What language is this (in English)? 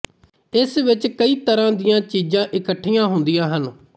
Punjabi